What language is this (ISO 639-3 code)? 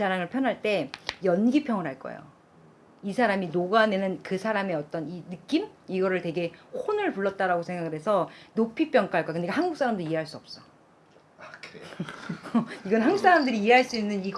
kor